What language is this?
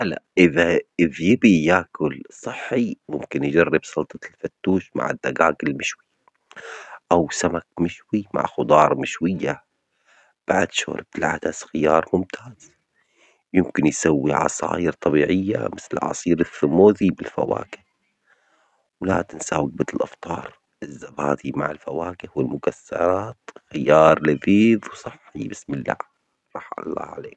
Omani Arabic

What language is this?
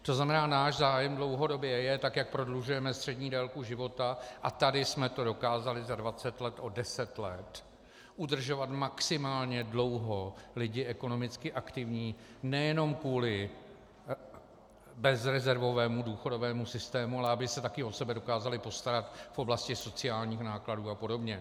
Czech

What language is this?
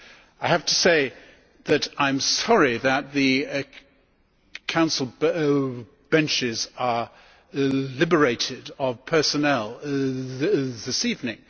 English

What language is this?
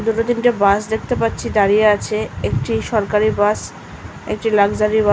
Bangla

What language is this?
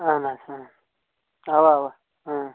Kashmiri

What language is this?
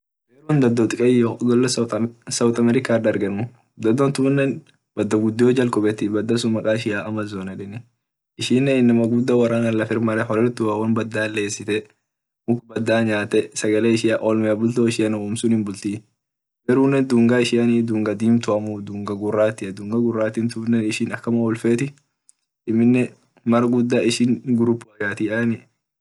Orma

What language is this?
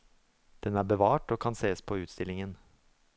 Norwegian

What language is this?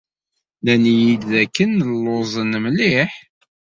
Kabyle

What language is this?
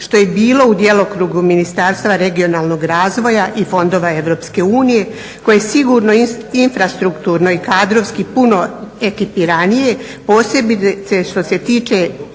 Croatian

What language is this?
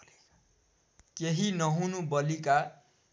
Nepali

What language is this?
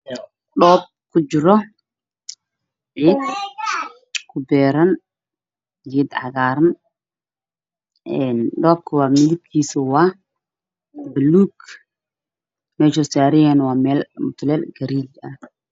Somali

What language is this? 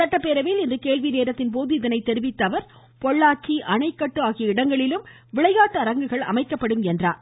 Tamil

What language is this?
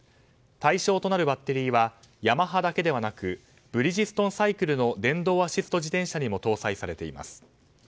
Japanese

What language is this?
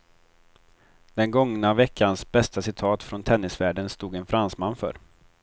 Swedish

